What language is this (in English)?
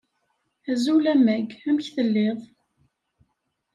Kabyle